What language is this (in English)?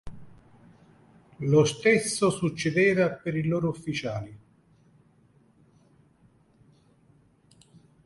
Italian